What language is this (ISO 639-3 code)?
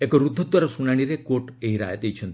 ori